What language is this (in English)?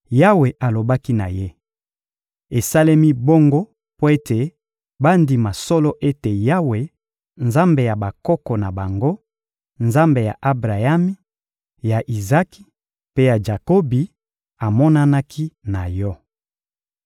Lingala